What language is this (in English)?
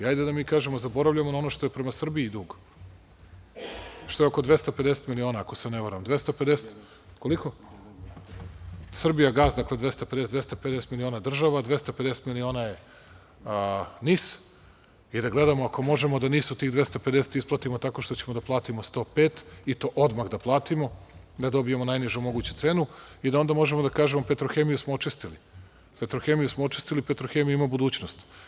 Serbian